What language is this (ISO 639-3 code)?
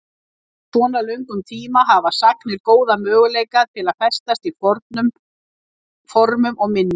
isl